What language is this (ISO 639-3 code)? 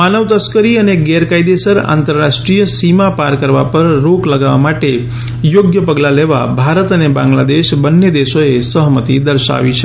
guj